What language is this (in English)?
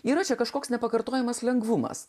Lithuanian